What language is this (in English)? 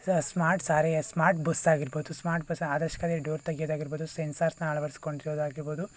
Kannada